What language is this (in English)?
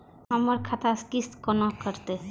Maithili